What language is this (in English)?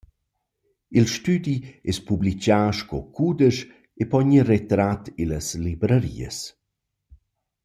Romansh